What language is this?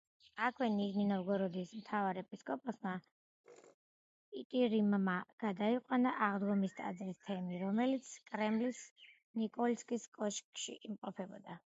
Georgian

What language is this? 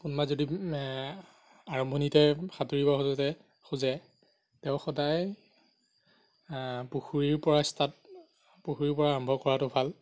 Assamese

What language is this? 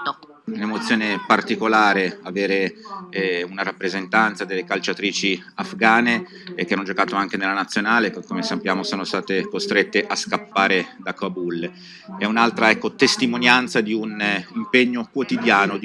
Italian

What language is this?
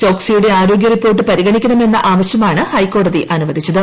Malayalam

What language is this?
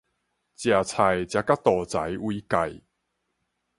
Min Nan Chinese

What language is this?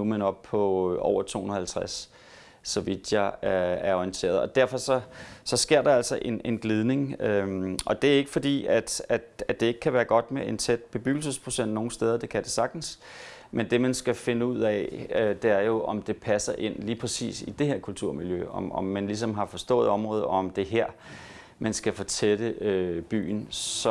Danish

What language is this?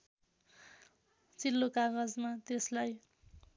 Nepali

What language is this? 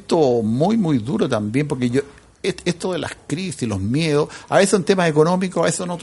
Spanish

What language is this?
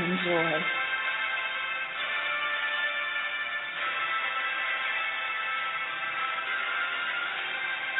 English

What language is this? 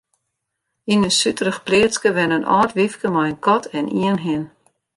Western Frisian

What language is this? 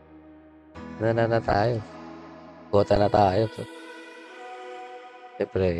Filipino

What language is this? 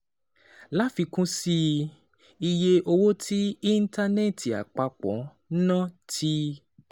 Yoruba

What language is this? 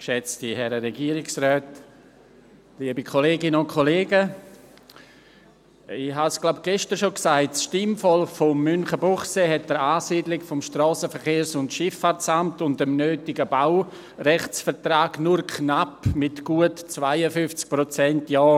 Swiss German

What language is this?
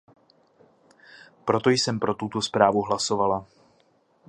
Czech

